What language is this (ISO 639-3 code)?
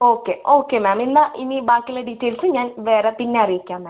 mal